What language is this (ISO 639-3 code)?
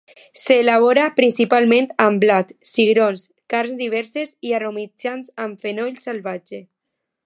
cat